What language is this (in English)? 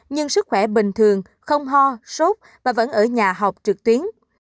Vietnamese